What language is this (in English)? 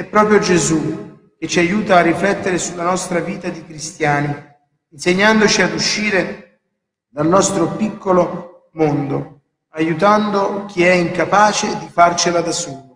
Italian